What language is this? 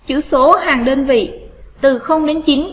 Vietnamese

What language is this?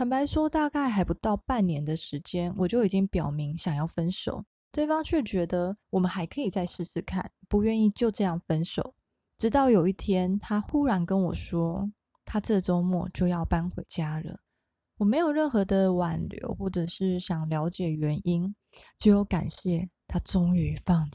Chinese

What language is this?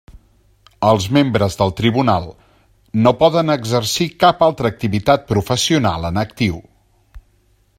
Catalan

